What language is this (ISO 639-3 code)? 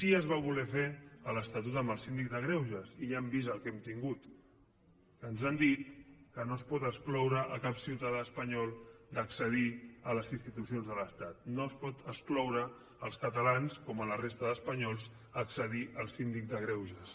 cat